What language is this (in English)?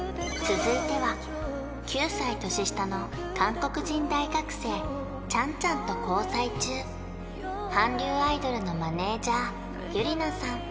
Japanese